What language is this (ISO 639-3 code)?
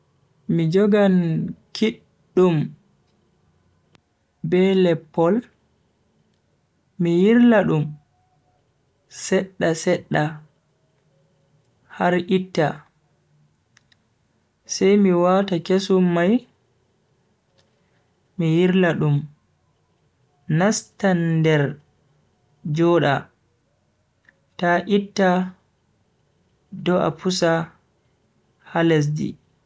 fui